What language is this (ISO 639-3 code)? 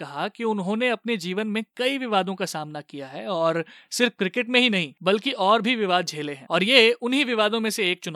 hin